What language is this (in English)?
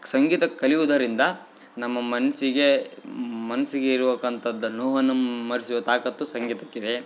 Kannada